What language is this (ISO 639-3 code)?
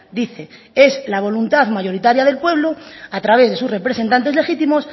spa